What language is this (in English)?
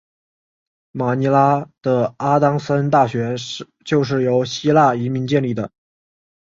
Chinese